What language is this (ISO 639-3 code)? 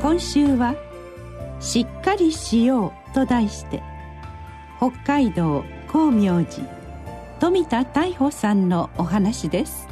jpn